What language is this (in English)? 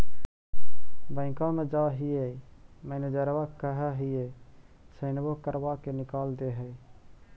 Magahi